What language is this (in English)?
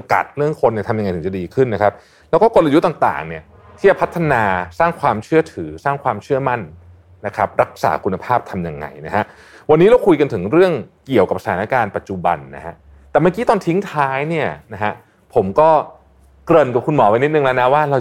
Thai